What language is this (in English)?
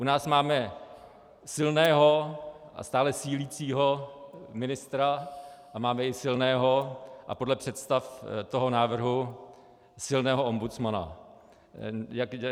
Czech